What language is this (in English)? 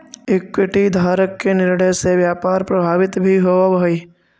Magahi